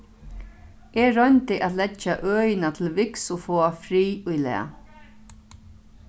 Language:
Faroese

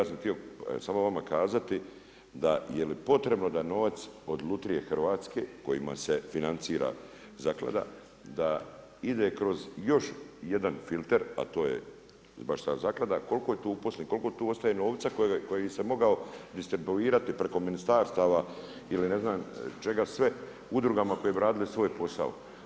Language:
Croatian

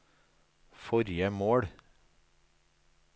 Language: Norwegian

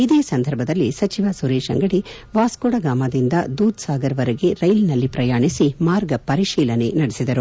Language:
Kannada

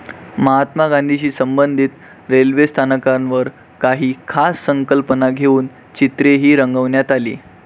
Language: Marathi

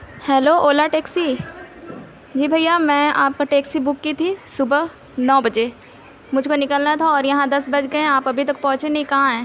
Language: Urdu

